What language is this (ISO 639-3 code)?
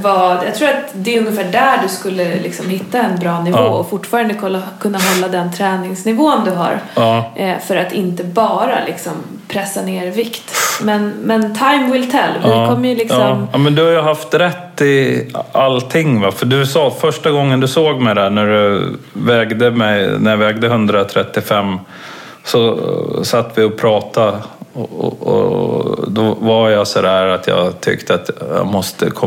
swe